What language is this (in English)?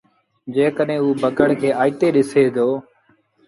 Sindhi Bhil